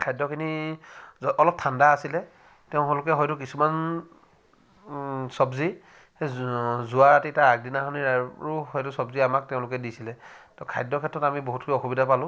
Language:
Assamese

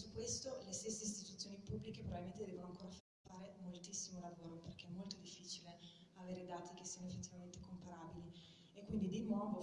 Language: Italian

